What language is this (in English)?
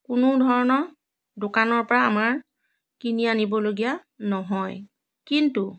Assamese